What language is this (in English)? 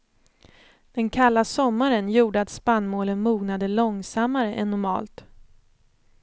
Swedish